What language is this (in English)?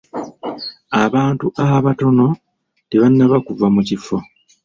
Ganda